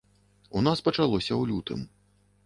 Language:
Belarusian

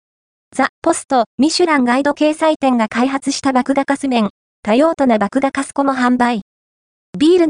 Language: Japanese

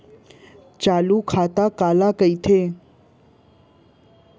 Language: Chhattisgarhi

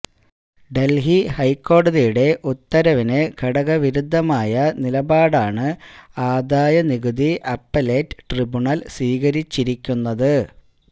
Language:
Malayalam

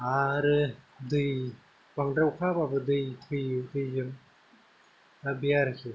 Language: Bodo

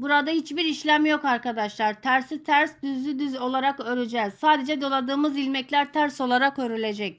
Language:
Turkish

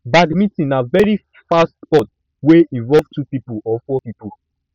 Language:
Nigerian Pidgin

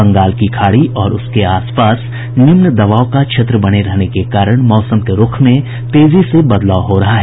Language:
Hindi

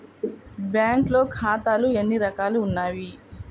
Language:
Telugu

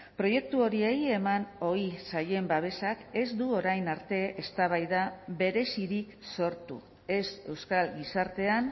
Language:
Basque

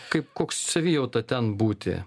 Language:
Lithuanian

